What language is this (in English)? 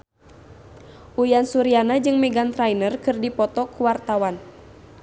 Sundanese